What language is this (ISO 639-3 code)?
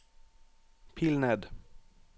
nor